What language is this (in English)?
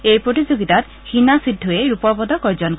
Assamese